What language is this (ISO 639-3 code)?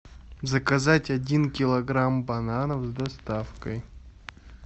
rus